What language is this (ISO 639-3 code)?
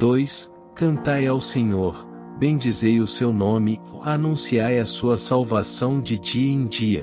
por